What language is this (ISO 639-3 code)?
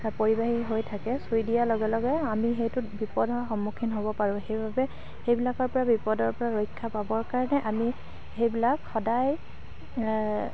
asm